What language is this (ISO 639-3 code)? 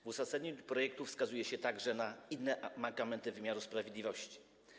pol